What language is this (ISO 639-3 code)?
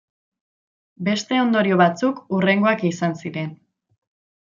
eus